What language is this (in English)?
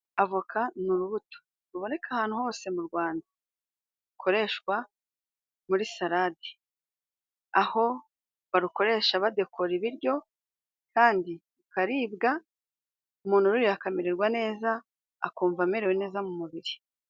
Kinyarwanda